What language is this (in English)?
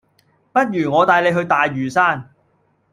Cantonese